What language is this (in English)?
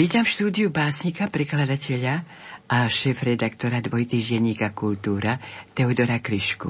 Slovak